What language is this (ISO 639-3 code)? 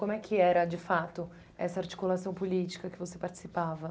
por